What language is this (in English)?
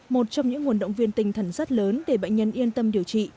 Vietnamese